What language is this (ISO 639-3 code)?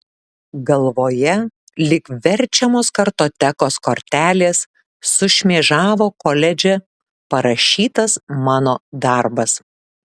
lit